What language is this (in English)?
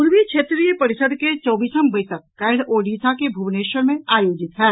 Maithili